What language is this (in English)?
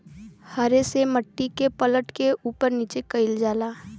Bhojpuri